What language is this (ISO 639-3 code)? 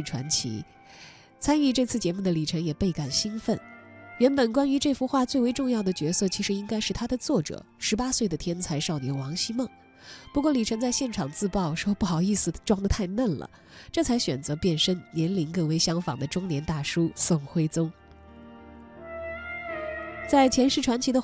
zho